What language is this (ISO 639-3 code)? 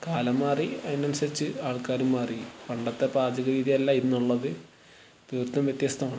mal